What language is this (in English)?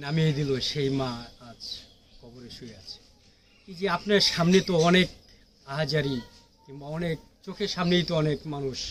Bangla